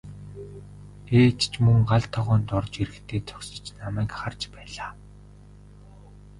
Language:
Mongolian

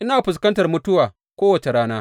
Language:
Hausa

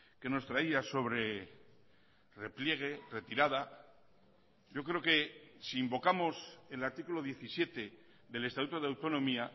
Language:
Spanish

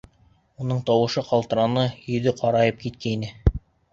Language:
Bashkir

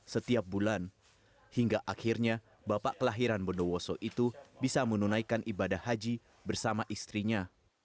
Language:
Indonesian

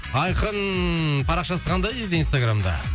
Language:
Kazakh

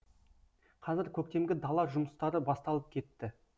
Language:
Kazakh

